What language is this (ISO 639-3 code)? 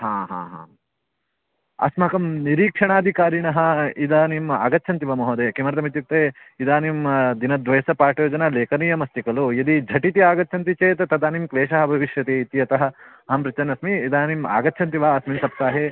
san